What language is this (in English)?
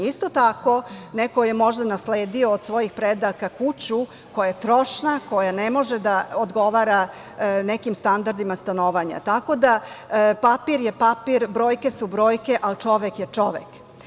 Serbian